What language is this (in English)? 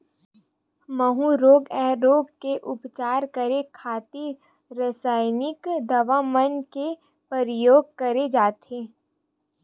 Chhattisgarhi